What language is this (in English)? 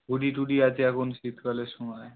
Bangla